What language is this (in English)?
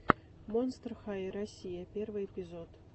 Russian